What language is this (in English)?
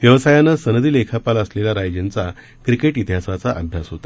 Marathi